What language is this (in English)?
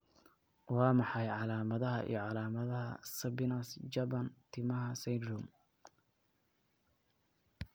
Somali